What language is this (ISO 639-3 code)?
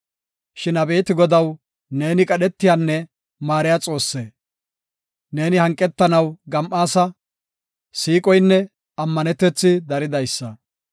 gof